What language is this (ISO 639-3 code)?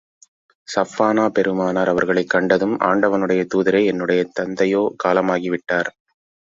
tam